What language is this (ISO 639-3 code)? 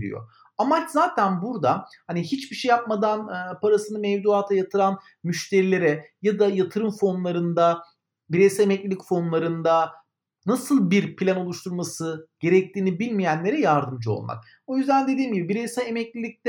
tur